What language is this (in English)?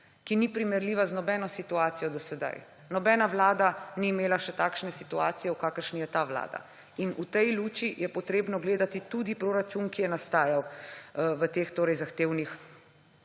Slovenian